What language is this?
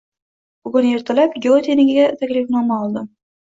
Uzbek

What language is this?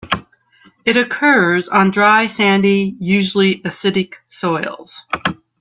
English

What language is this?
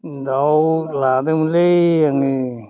Bodo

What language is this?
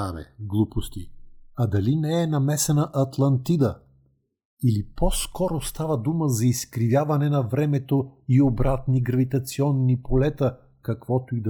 Bulgarian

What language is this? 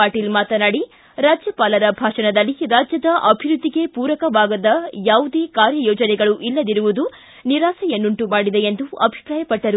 Kannada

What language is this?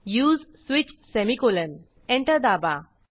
Marathi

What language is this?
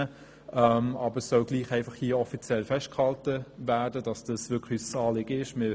Swiss German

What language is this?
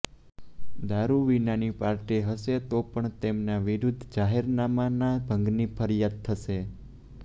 Gujarati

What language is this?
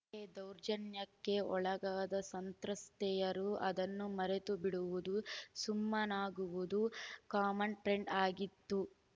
Kannada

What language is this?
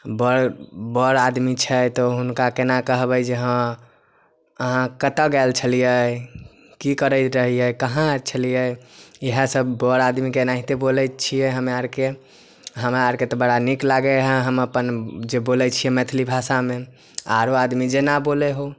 Maithili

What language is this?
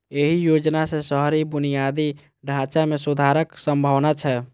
Maithili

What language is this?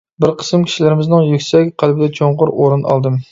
Uyghur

